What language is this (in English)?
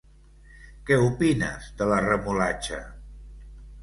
Catalan